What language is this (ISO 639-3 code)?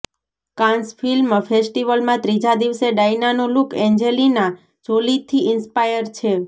guj